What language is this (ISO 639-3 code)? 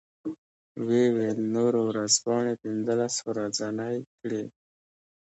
pus